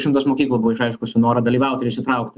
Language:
Lithuanian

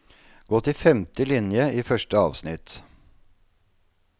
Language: Norwegian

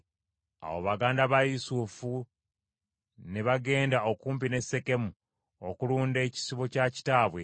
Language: Ganda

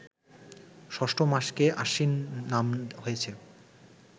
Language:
Bangla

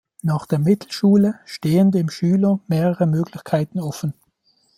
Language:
German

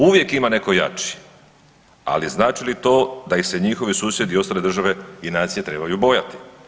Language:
Croatian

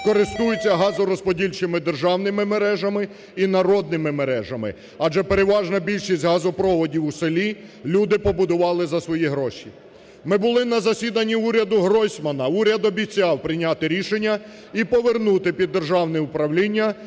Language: Ukrainian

